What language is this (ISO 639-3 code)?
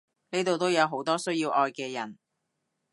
yue